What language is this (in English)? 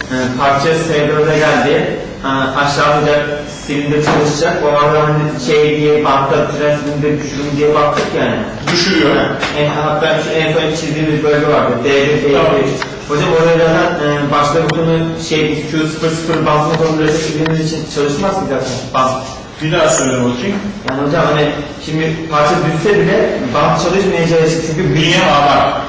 Turkish